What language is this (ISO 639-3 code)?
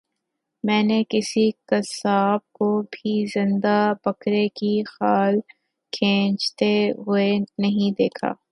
urd